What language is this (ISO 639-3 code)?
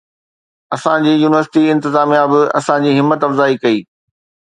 snd